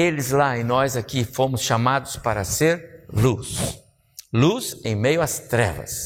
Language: Portuguese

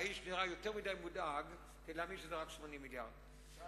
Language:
Hebrew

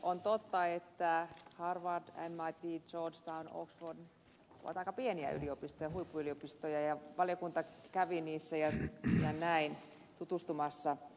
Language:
Finnish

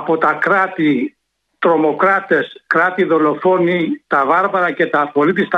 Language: Greek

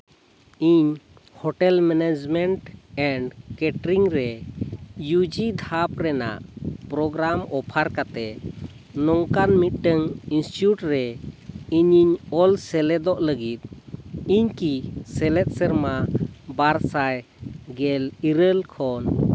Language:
Santali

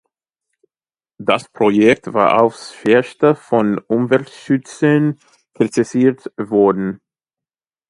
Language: German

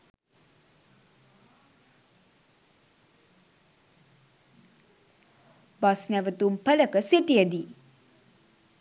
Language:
Sinhala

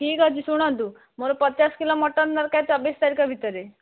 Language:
Odia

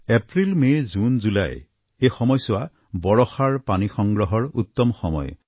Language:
Assamese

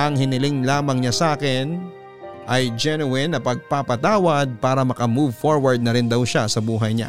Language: Filipino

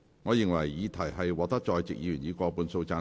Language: Cantonese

